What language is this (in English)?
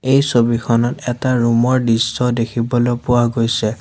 Assamese